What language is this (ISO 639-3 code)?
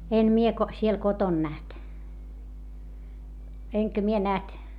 fin